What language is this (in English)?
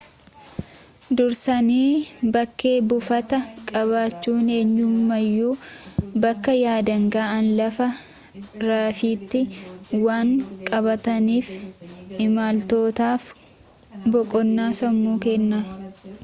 Oromo